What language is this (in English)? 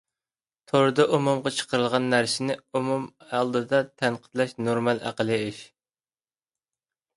Uyghur